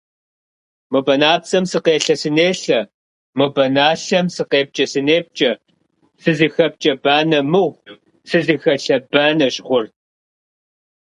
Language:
Kabardian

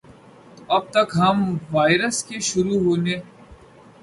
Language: Urdu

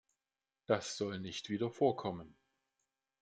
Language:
German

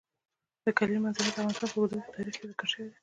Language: Pashto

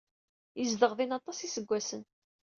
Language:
Kabyle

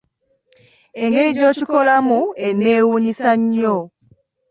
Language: Ganda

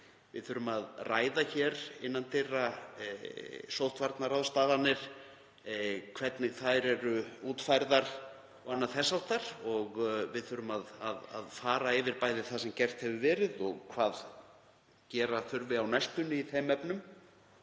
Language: Icelandic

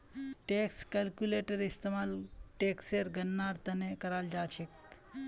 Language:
Magahi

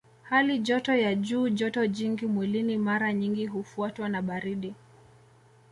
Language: Swahili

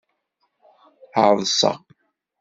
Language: Kabyle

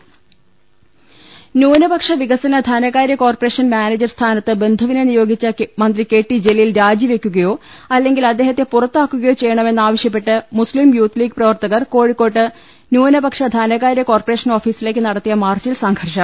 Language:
Malayalam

